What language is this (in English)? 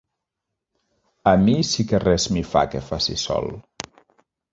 Catalan